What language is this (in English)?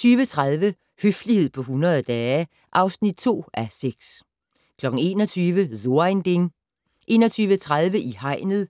Danish